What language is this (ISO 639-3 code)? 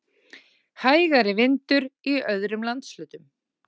isl